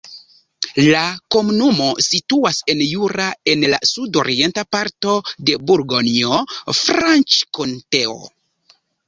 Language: Esperanto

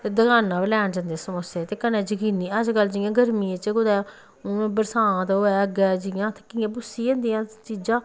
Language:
Dogri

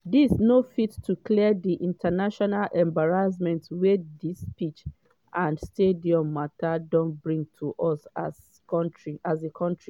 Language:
Nigerian Pidgin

